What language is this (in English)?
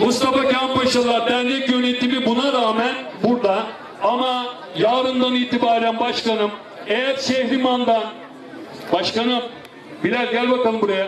Turkish